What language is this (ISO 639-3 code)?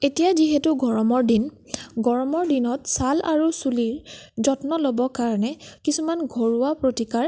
asm